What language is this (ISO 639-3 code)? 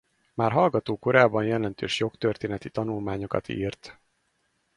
hun